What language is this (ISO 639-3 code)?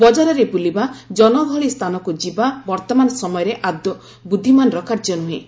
ori